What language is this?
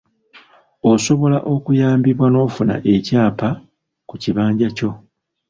Ganda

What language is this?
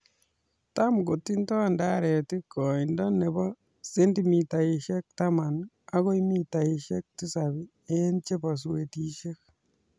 Kalenjin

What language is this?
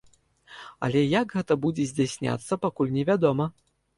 Belarusian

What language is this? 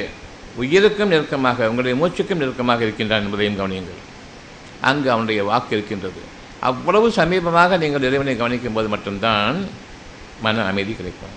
Tamil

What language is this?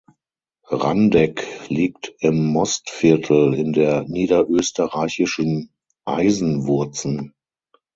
German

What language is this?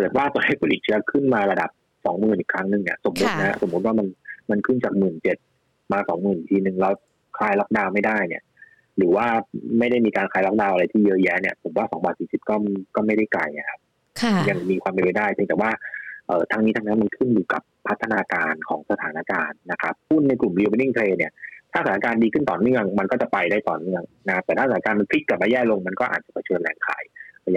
Thai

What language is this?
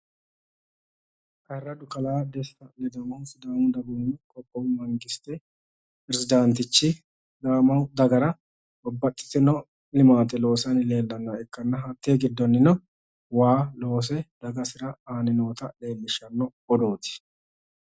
Sidamo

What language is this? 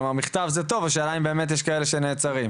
Hebrew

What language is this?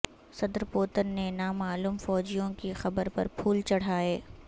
Urdu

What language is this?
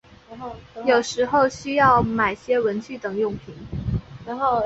Chinese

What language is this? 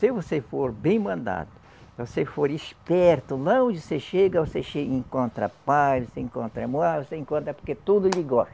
Portuguese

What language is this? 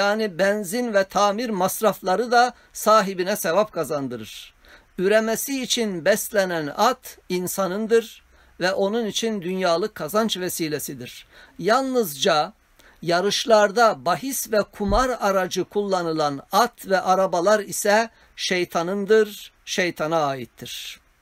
Turkish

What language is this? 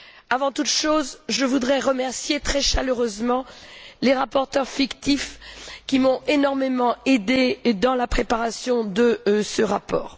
French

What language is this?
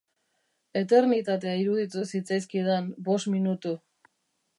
Basque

